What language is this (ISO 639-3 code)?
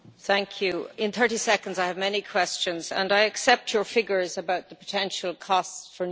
eng